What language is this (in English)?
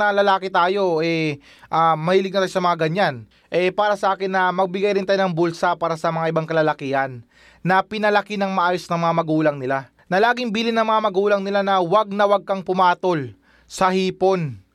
Filipino